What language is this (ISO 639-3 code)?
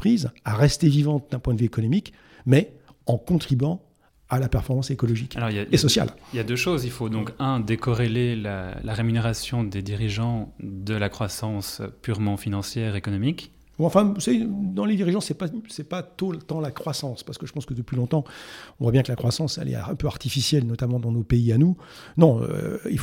fra